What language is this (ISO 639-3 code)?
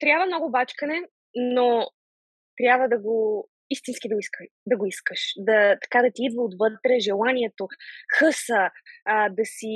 bul